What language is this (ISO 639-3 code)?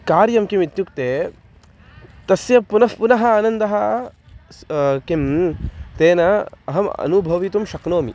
san